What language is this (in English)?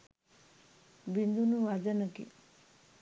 Sinhala